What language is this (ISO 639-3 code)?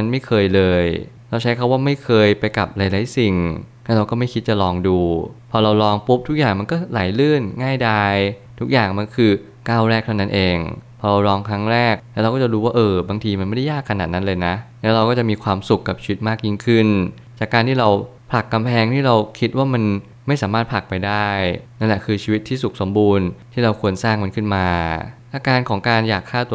tha